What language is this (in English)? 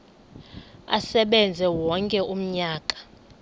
Xhosa